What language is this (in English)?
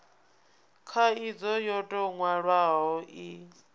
Venda